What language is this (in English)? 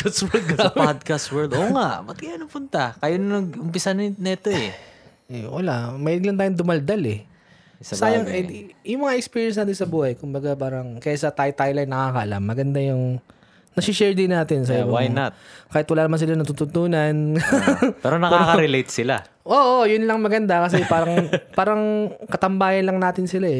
Filipino